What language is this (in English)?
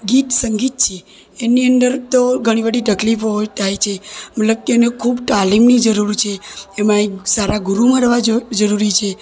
Gujarati